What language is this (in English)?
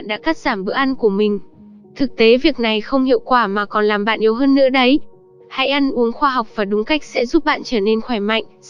Vietnamese